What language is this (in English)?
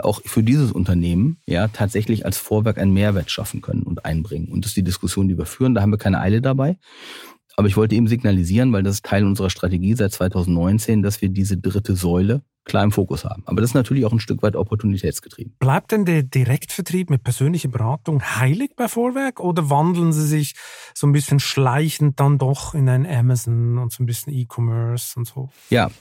German